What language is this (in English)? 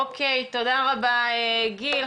Hebrew